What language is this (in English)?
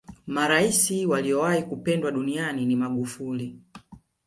Swahili